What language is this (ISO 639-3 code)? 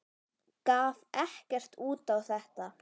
isl